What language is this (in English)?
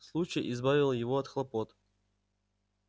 Russian